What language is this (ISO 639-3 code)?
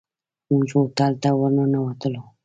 pus